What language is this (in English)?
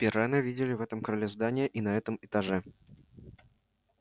Russian